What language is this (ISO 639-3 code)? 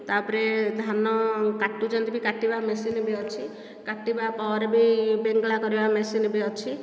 ori